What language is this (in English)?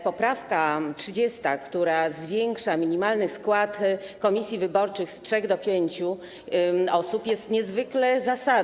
Polish